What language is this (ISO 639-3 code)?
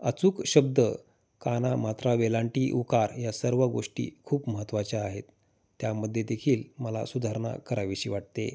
mar